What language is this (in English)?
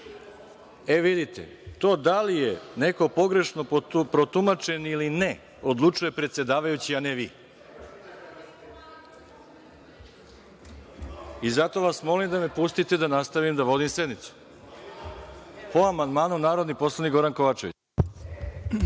Serbian